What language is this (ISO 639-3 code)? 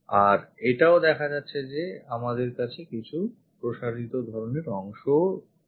ben